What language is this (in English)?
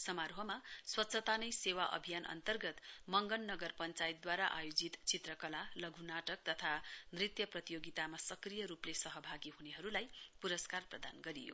Nepali